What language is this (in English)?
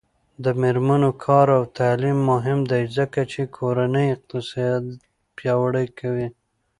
Pashto